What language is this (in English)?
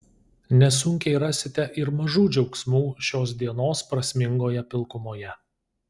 Lithuanian